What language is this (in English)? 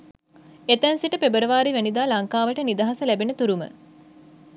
Sinhala